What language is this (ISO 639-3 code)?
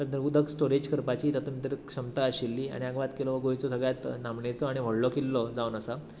kok